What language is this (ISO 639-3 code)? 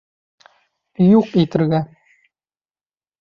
bak